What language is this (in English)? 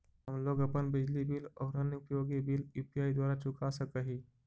Magahi